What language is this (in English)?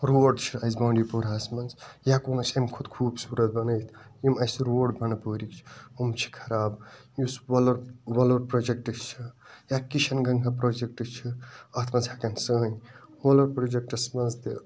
Kashmiri